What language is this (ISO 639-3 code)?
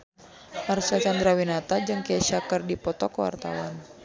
sun